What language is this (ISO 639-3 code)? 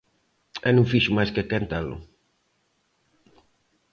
glg